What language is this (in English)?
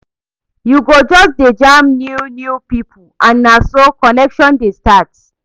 Nigerian Pidgin